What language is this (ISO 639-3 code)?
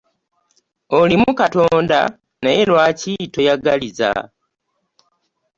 lug